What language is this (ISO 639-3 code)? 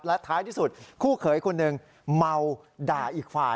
tha